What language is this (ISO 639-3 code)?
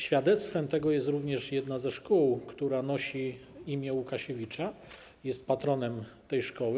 pol